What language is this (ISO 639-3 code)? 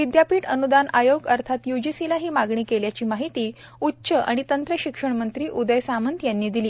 mar